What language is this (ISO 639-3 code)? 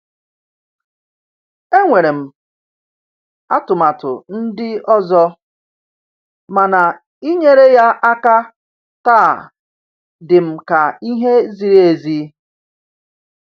ibo